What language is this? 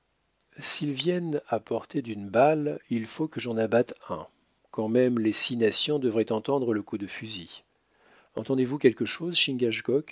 French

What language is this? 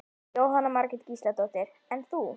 Icelandic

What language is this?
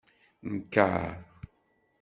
Kabyle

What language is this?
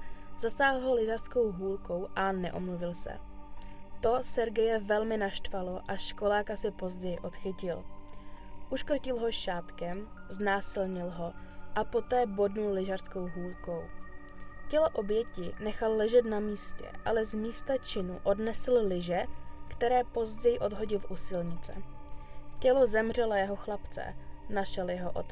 Czech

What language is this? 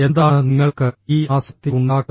Malayalam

